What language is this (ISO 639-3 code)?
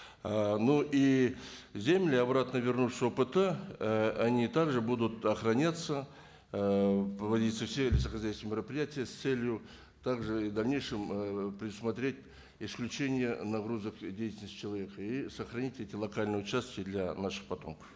kaz